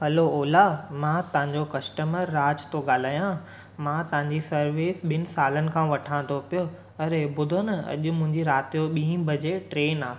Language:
Sindhi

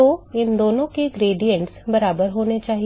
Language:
Hindi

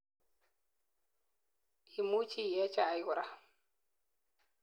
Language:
Kalenjin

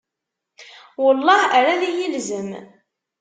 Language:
Kabyle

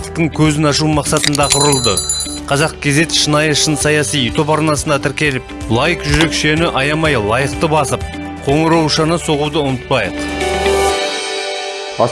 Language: Turkish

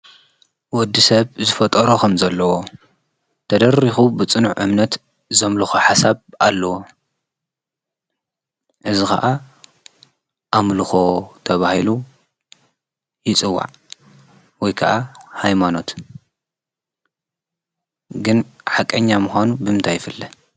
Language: Tigrinya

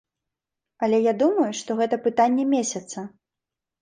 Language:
Belarusian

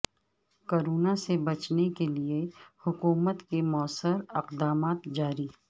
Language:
Urdu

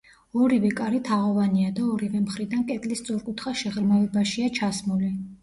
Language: Georgian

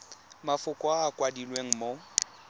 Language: Tswana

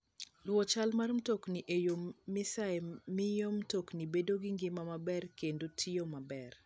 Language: Luo (Kenya and Tanzania)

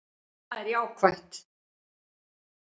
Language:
Icelandic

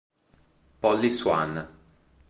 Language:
Italian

